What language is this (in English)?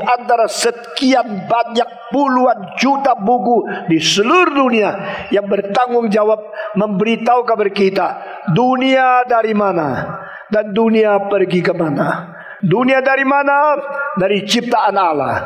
Indonesian